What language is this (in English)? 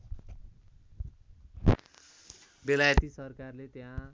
Nepali